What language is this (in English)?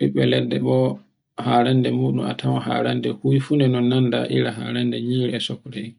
Borgu Fulfulde